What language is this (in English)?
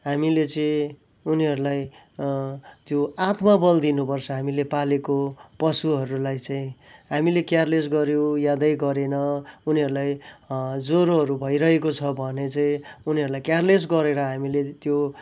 Nepali